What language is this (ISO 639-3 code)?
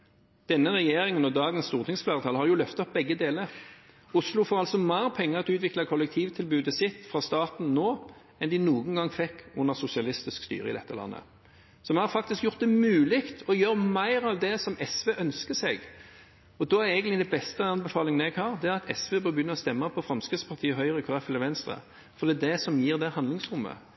nob